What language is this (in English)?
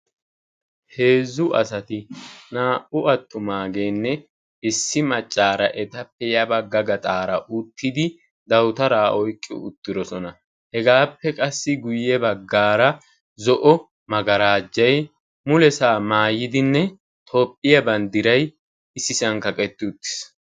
Wolaytta